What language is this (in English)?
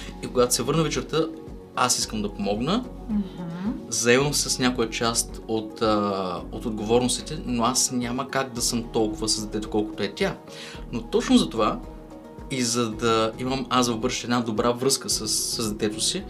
Bulgarian